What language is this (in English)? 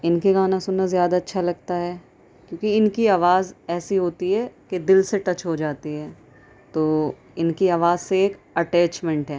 Urdu